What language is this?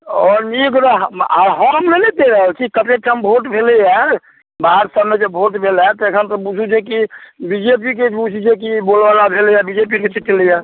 Maithili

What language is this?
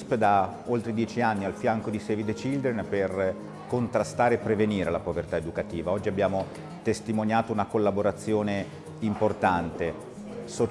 Italian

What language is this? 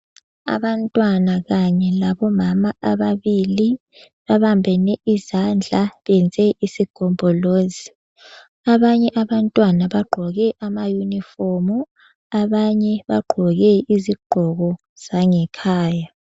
North Ndebele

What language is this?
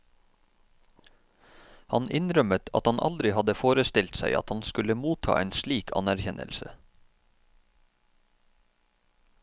Norwegian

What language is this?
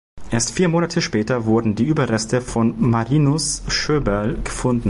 German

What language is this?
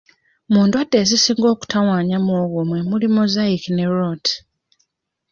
Ganda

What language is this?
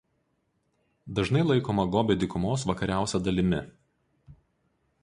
Lithuanian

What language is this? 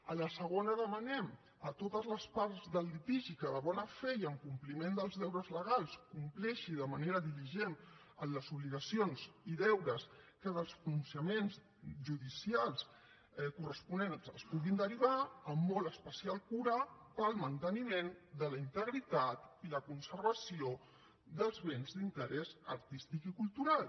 Catalan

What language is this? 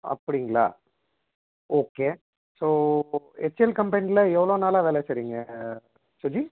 Tamil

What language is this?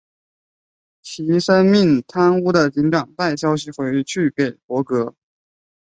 Chinese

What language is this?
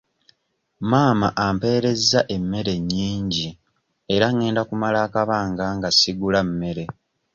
Ganda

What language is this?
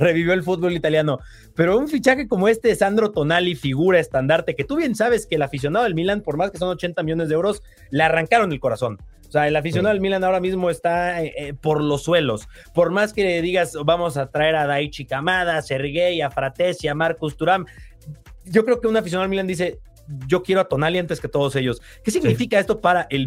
Spanish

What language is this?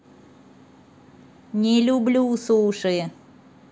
Russian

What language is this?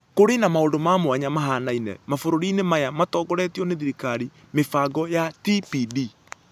Kikuyu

